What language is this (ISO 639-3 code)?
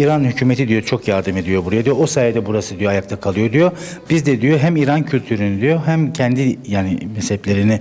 tur